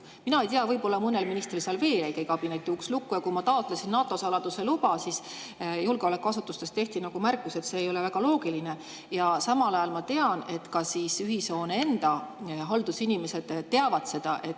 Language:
Estonian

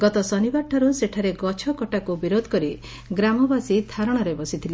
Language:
Odia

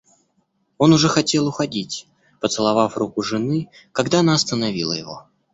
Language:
Russian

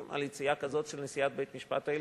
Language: Hebrew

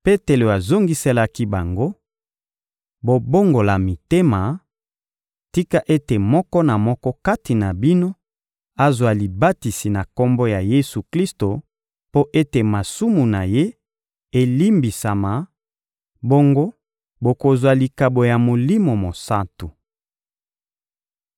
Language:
Lingala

